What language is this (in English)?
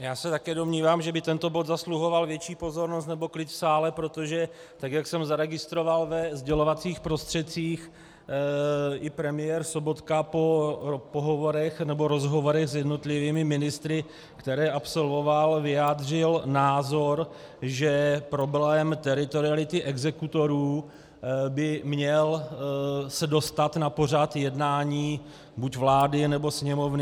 Czech